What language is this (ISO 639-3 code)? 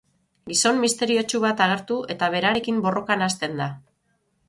eus